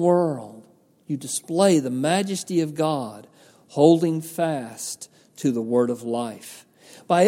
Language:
English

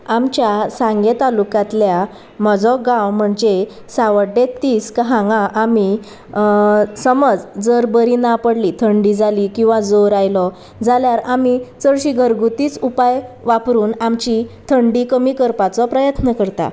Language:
Konkani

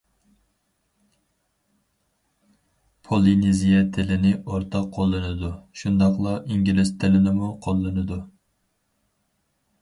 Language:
Uyghur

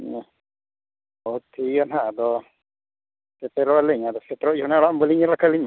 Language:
Santali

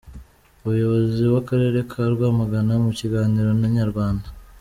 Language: Kinyarwanda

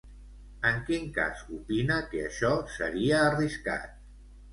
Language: Catalan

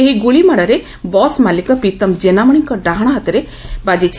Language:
Odia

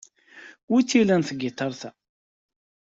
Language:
Kabyle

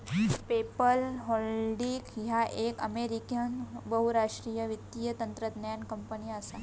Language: Marathi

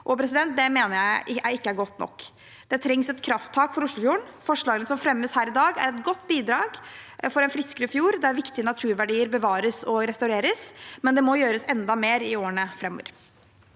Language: Norwegian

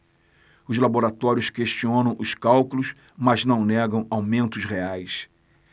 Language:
Portuguese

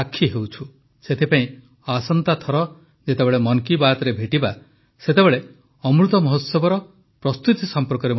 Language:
Odia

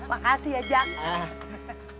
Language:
Indonesian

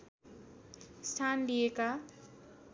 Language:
Nepali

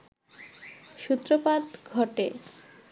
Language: Bangla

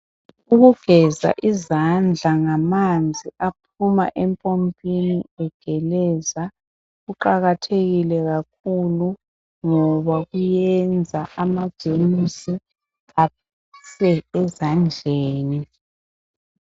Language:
North Ndebele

